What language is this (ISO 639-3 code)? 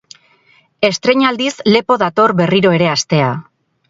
eus